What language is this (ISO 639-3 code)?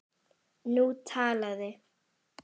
isl